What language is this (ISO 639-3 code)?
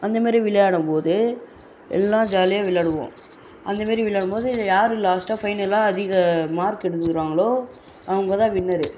tam